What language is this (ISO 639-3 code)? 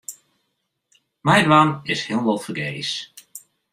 fry